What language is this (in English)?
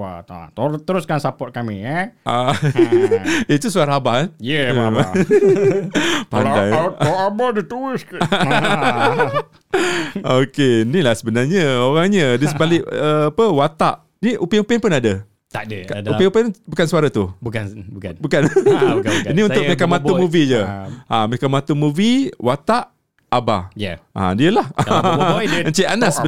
Malay